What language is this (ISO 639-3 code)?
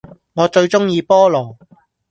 yue